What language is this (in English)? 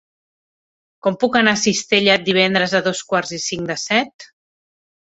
Catalan